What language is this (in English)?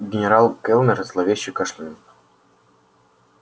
Russian